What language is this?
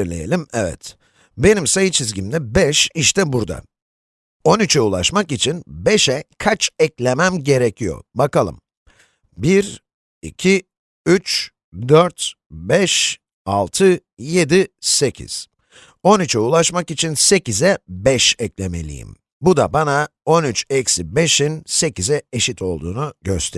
Turkish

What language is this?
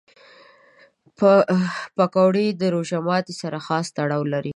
Pashto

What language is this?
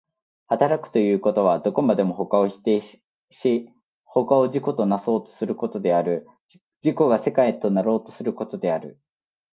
Japanese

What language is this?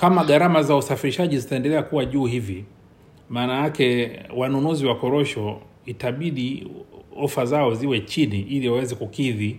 Swahili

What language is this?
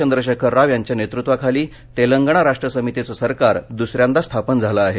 Marathi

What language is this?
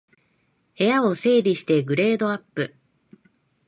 Japanese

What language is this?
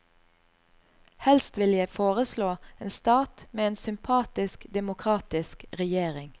Norwegian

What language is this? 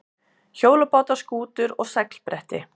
Icelandic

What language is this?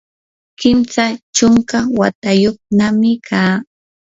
Yanahuanca Pasco Quechua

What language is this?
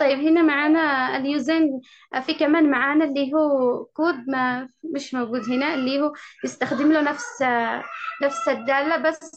Arabic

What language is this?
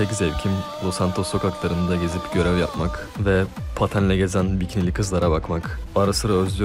Turkish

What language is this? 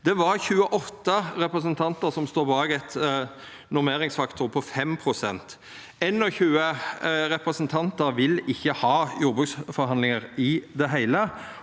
Norwegian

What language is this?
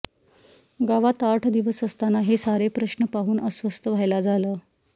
Marathi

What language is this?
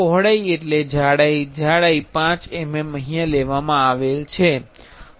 Gujarati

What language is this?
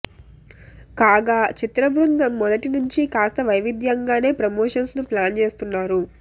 Telugu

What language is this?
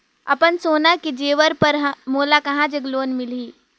Chhattisgarhi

